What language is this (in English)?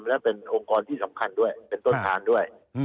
Thai